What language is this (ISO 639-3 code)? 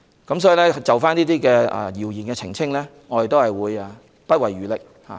yue